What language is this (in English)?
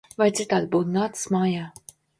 Latvian